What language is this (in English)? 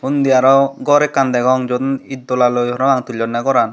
Chakma